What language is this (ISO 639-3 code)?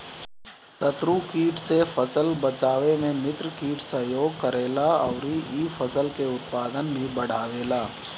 bho